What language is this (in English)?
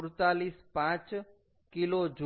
Gujarati